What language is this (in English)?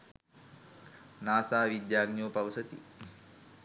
Sinhala